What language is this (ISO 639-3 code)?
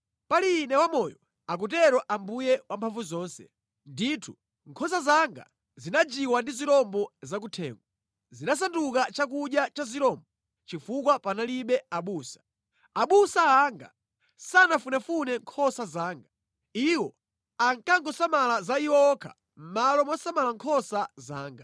nya